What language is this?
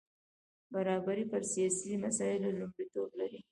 Pashto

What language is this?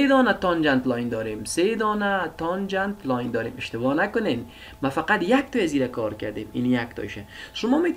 Persian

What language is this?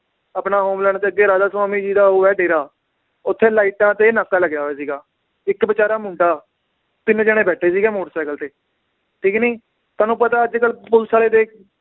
Punjabi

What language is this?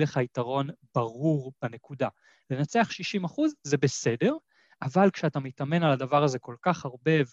Hebrew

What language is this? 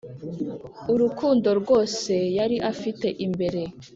Kinyarwanda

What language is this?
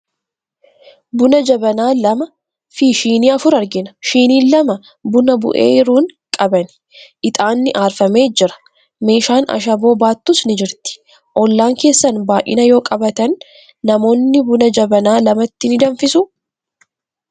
Oromo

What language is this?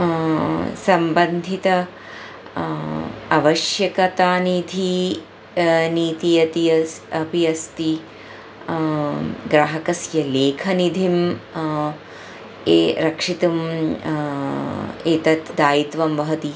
Sanskrit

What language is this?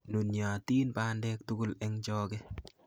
Kalenjin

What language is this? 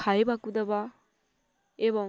Odia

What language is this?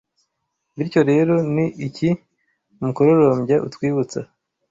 Kinyarwanda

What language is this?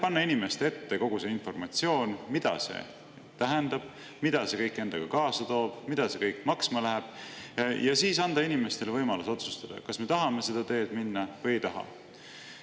Estonian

